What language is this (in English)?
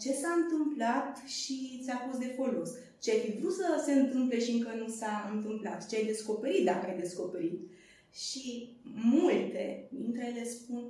Romanian